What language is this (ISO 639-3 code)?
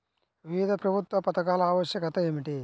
tel